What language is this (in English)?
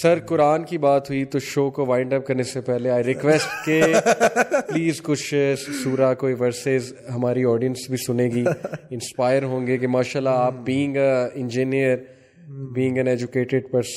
Urdu